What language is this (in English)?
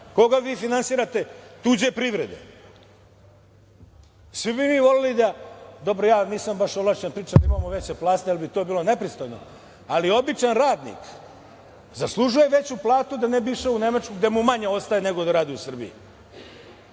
Serbian